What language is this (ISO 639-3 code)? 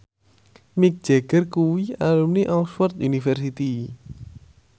jav